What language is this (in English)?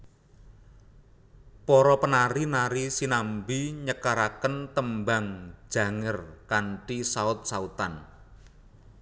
Javanese